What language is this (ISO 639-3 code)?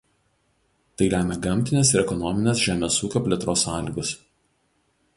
lit